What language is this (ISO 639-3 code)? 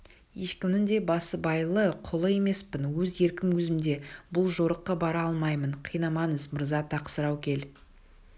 kaz